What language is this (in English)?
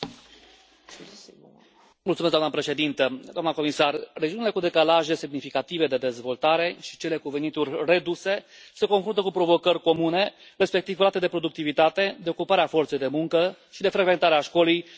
Romanian